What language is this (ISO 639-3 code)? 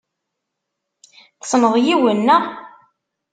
kab